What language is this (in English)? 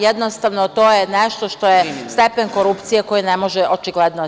Serbian